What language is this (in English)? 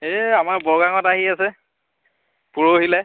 Assamese